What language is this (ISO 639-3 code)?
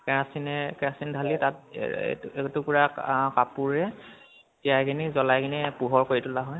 asm